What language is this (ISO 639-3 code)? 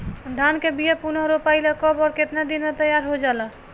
bho